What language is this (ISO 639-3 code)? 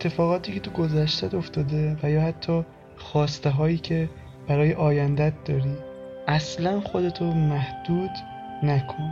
fas